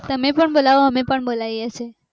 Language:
Gujarati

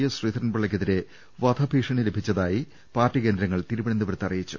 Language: Malayalam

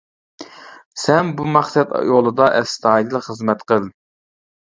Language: Uyghur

